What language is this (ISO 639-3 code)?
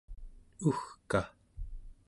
esu